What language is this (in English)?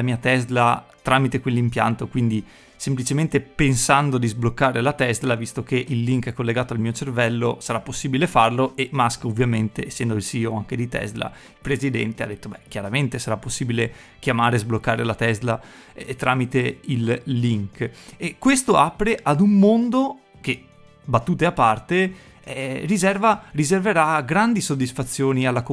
Italian